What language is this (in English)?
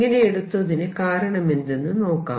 Malayalam